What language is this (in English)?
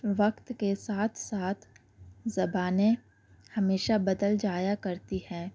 Urdu